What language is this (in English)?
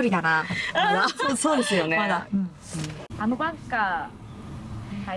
Japanese